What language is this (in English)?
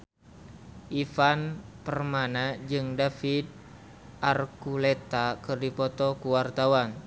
Sundanese